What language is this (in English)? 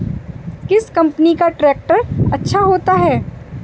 Hindi